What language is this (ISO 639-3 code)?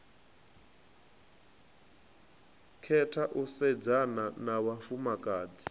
ven